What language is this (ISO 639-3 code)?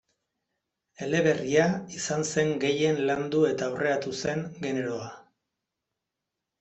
eus